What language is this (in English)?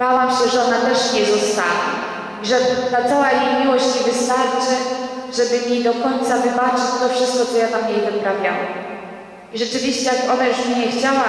Polish